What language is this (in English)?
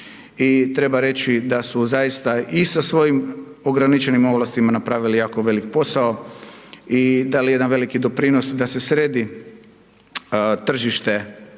Croatian